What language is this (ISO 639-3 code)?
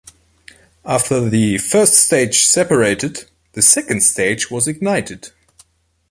eng